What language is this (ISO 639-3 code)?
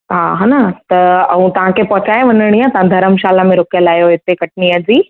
snd